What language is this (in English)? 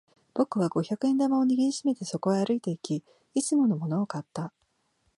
Japanese